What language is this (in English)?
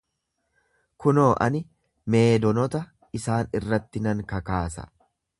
Oromo